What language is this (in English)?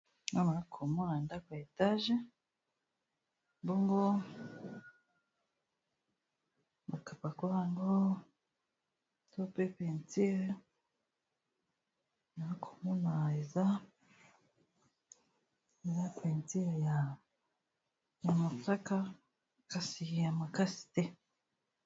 Lingala